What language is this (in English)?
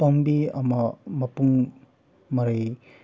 Manipuri